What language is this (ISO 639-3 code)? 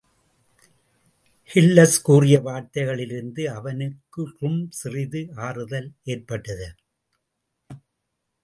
tam